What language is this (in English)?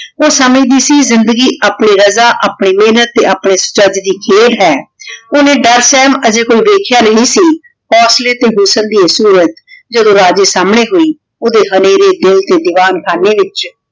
Punjabi